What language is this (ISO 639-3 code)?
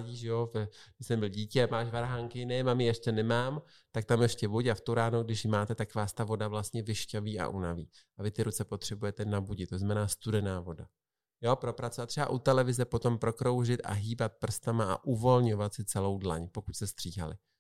ces